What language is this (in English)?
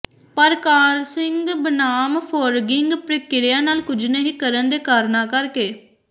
Punjabi